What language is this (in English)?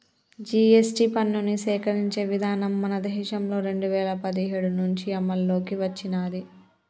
Telugu